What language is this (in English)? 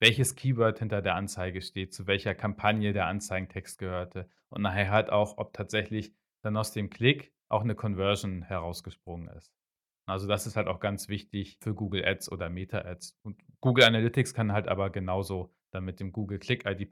German